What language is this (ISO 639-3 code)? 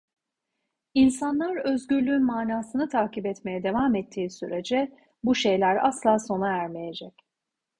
tur